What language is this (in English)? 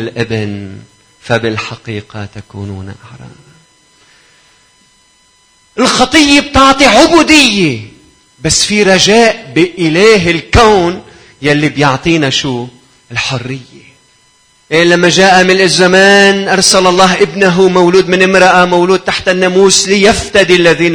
Arabic